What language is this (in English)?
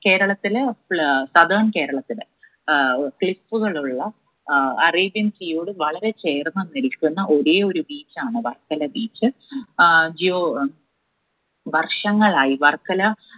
Malayalam